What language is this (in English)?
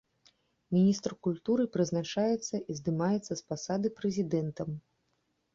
Belarusian